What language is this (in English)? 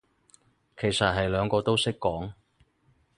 Cantonese